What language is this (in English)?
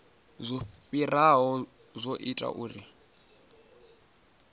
Venda